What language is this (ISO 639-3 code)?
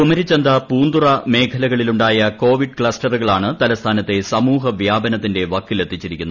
mal